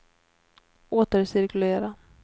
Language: Swedish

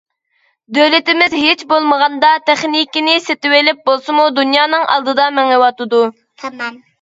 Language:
Uyghur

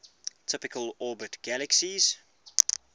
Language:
English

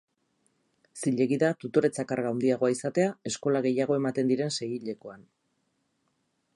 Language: Basque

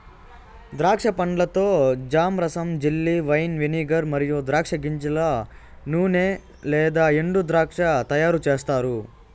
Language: Telugu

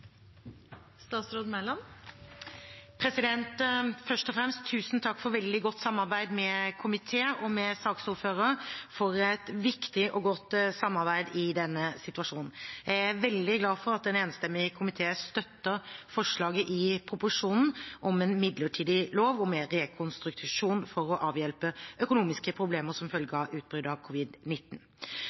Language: Norwegian Bokmål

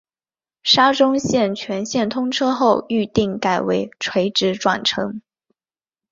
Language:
Chinese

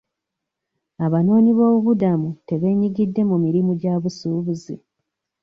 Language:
Ganda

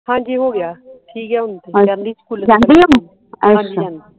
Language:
Punjabi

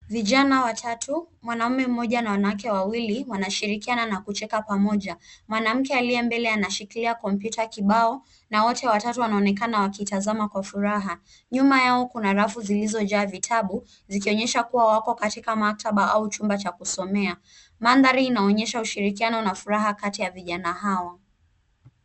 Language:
Swahili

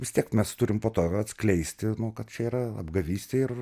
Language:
Lithuanian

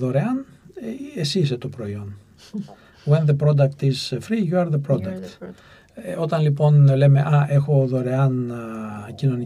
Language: Greek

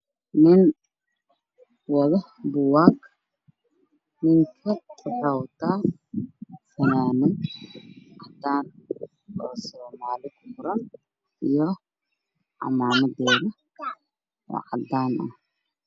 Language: Somali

